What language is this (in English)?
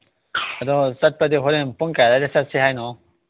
Manipuri